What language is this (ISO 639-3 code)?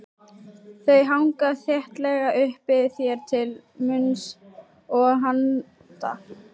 isl